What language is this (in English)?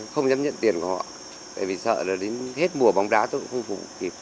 Vietnamese